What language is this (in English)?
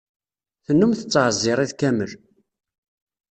Kabyle